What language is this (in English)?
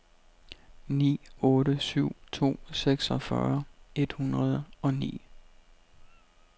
Danish